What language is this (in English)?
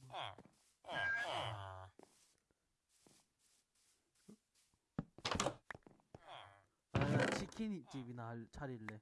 Korean